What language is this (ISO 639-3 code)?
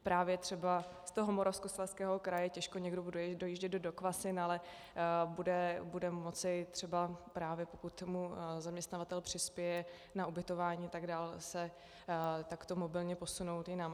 ces